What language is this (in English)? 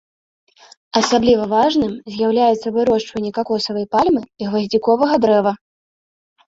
Belarusian